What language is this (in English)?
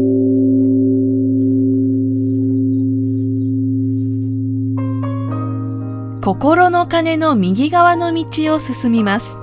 Japanese